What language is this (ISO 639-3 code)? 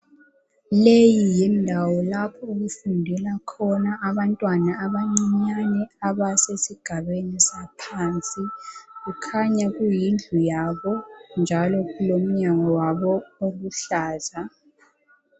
nde